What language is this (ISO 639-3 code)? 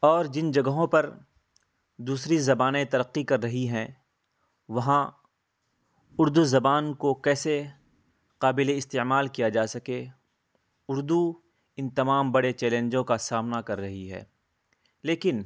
urd